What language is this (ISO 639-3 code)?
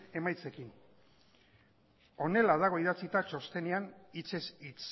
eus